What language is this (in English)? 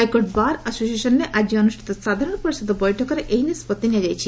Odia